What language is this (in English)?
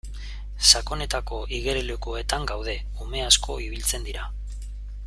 Basque